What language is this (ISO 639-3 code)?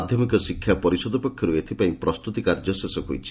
ori